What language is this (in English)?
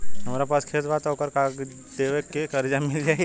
Bhojpuri